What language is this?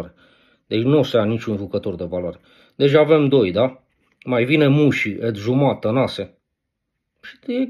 Romanian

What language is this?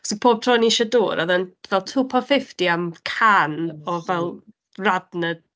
Welsh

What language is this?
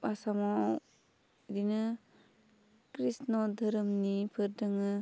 Bodo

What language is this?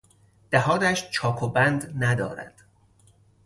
Persian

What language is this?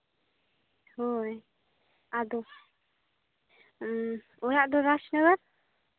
Santali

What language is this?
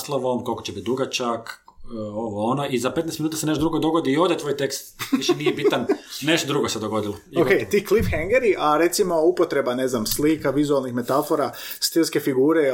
Croatian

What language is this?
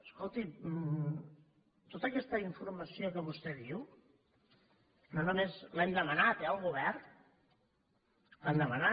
Catalan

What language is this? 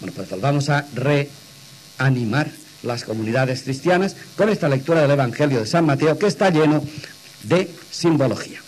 Spanish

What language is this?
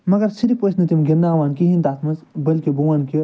Kashmiri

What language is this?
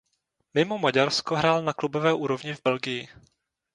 Czech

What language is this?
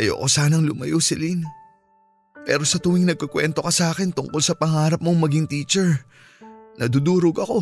Filipino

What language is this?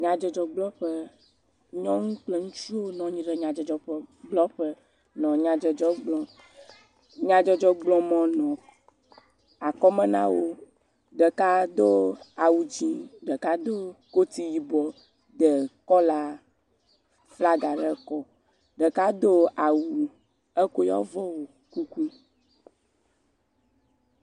Ewe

